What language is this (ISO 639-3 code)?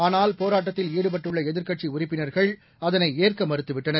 tam